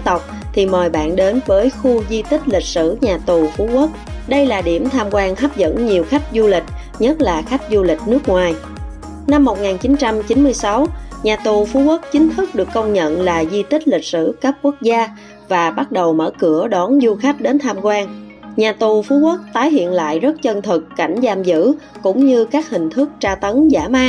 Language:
Vietnamese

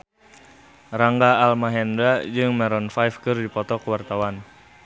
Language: Sundanese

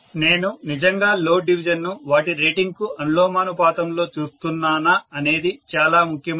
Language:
Telugu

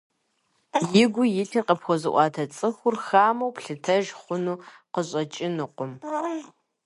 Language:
Kabardian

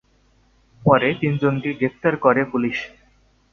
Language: Bangla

